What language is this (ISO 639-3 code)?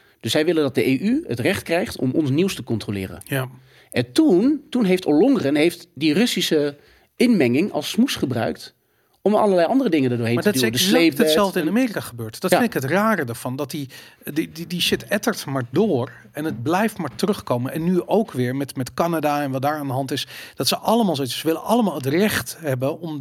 nld